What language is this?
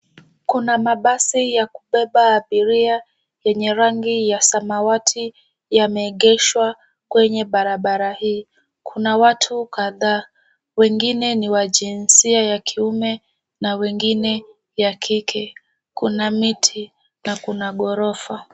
Swahili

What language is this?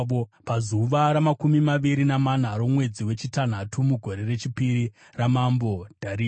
Shona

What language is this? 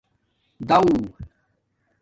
Domaaki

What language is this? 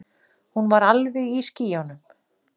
Icelandic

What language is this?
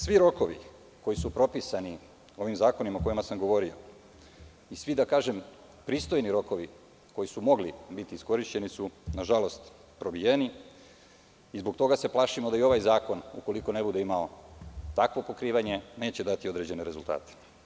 Serbian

